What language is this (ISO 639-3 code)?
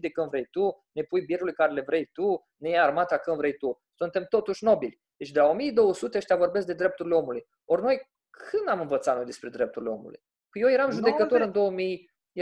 ron